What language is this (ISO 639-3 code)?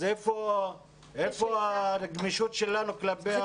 heb